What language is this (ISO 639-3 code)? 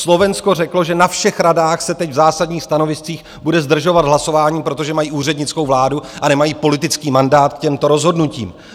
ces